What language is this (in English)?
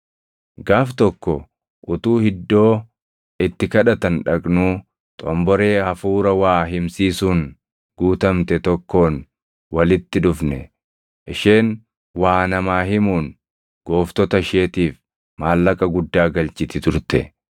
Oromo